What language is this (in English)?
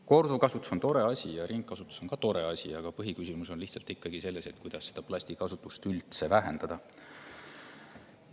Estonian